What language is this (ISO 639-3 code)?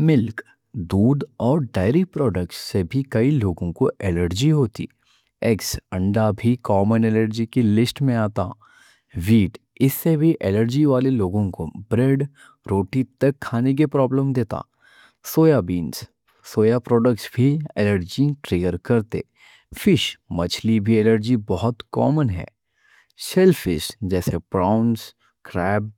dcc